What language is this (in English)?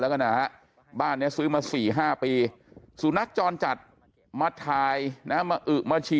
Thai